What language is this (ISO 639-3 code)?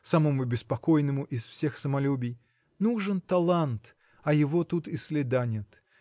rus